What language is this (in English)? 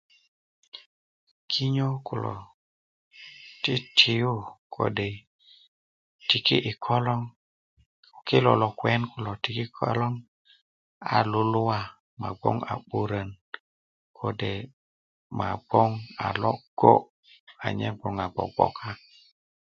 Kuku